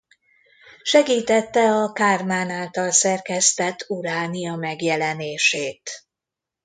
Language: Hungarian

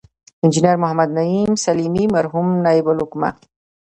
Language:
Pashto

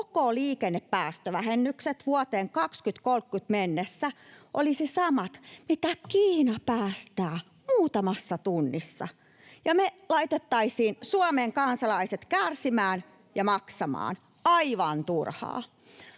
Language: Finnish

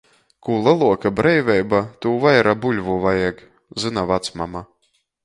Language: Latgalian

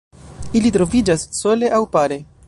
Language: Esperanto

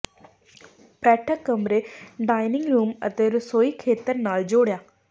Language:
Punjabi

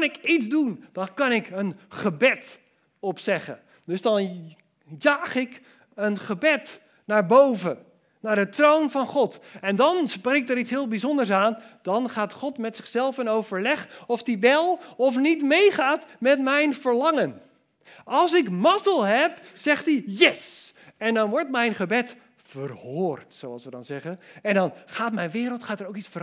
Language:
Dutch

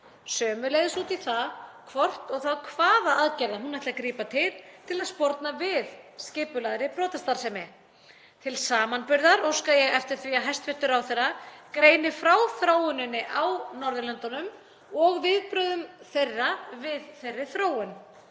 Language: Icelandic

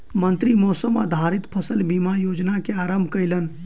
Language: Maithili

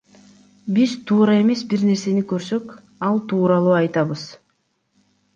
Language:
Kyrgyz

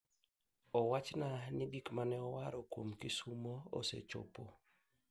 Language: Luo (Kenya and Tanzania)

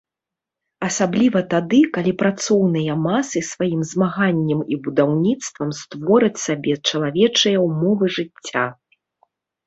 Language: Belarusian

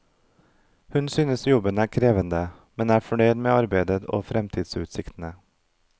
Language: Norwegian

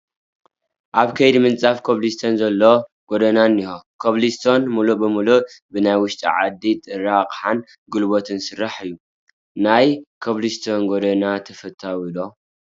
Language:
Tigrinya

